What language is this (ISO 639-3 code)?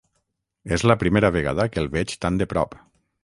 cat